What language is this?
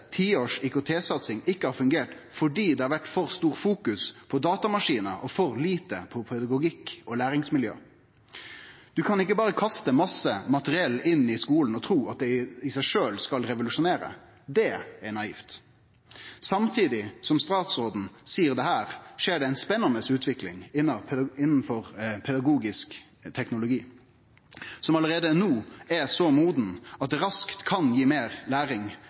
Norwegian Nynorsk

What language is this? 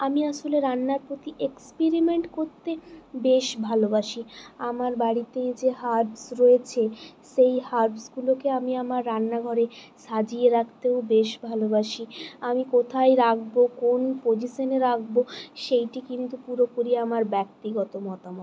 Bangla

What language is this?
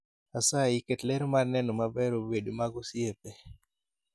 Luo (Kenya and Tanzania)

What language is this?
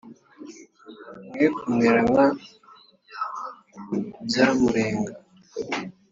Kinyarwanda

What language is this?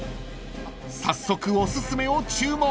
Japanese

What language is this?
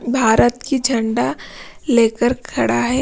Hindi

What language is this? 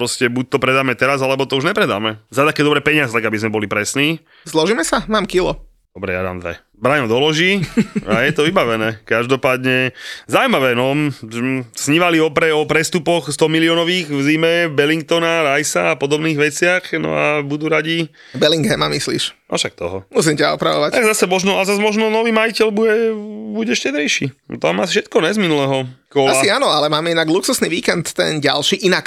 Slovak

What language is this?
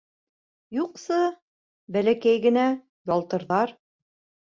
Bashkir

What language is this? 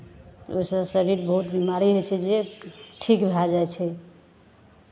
Maithili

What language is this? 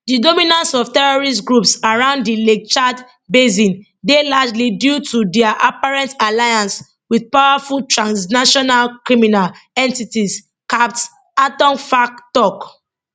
Nigerian Pidgin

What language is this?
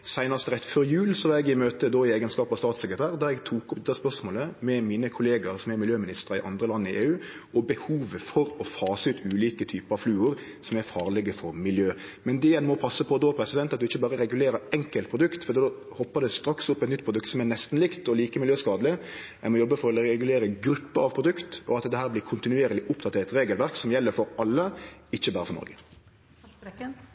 Norwegian Nynorsk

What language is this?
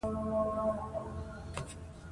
Pashto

